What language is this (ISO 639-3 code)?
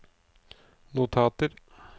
nor